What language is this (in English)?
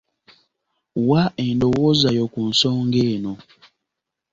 Ganda